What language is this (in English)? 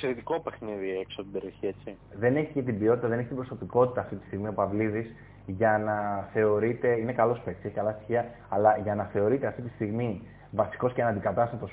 Greek